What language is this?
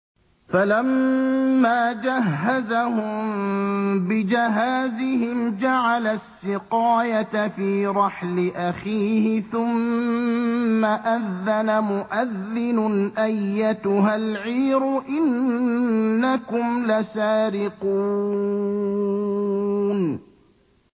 Arabic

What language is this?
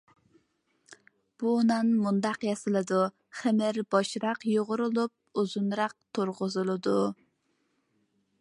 Uyghur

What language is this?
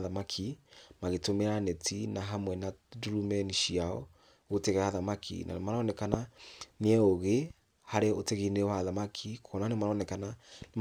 Kikuyu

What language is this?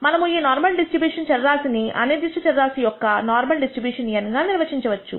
Telugu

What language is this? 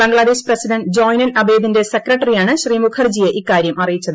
Malayalam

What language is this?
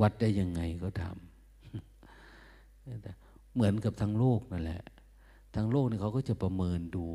Thai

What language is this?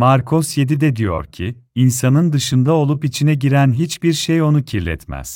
Turkish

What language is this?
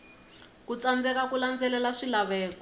Tsonga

